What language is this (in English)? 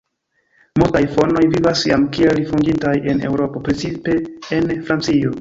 Esperanto